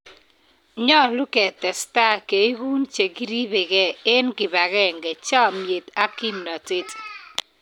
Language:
Kalenjin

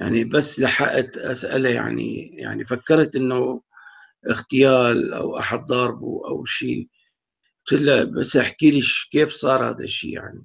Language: Arabic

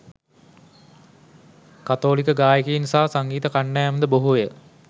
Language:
Sinhala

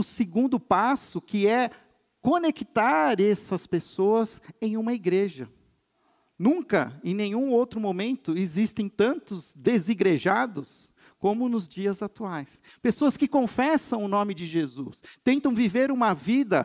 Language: Portuguese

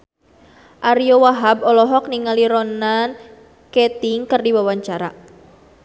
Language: Sundanese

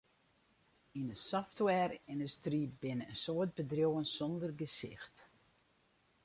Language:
Western Frisian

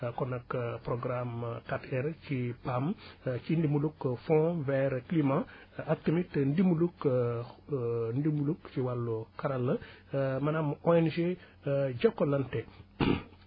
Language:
Wolof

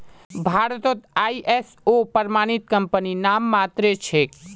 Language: Magahi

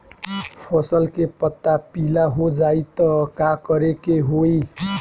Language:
Bhojpuri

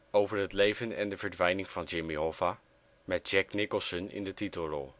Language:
Dutch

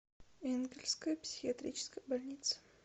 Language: Russian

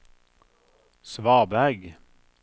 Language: Norwegian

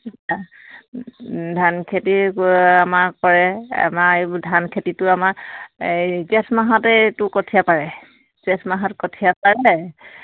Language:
Assamese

